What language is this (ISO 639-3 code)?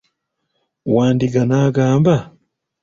lug